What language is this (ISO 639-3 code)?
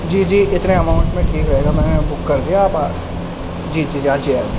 urd